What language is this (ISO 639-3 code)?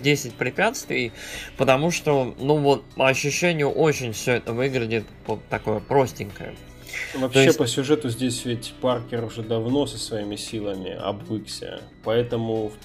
rus